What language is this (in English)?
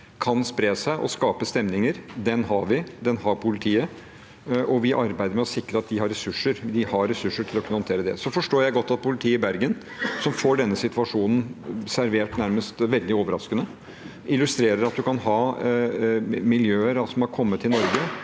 Norwegian